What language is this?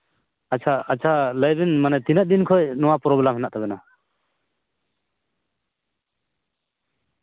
Santali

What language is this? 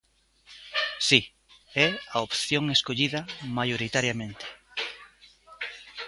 Galician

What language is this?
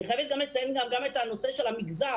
Hebrew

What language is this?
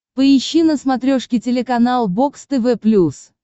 Russian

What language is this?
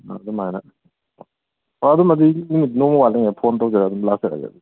Manipuri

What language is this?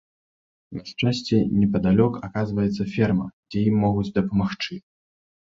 Belarusian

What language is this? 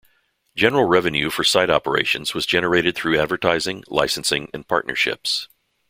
English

